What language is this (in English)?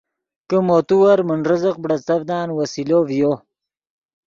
Yidgha